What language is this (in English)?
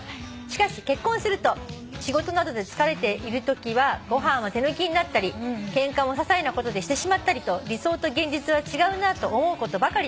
Japanese